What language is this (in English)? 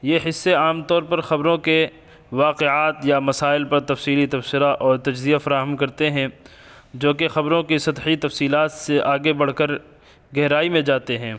Urdu